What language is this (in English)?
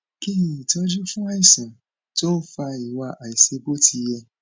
Yoruba